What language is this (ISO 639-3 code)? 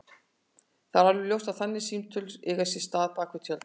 isl